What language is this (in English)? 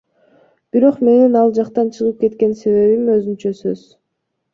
Kyrgyz